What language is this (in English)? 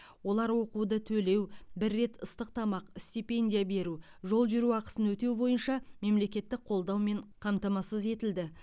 Kazakh